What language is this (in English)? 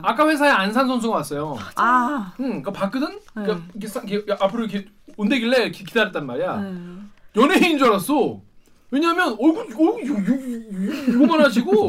Korean